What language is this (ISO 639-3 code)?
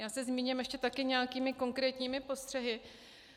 ces